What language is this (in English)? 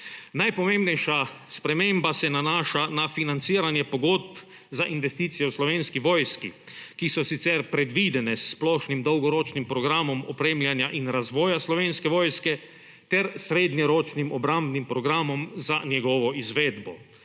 Slovenian